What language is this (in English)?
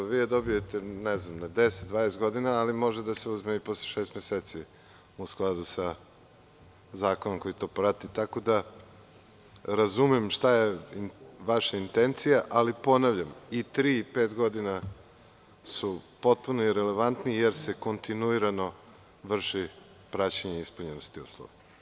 Serbian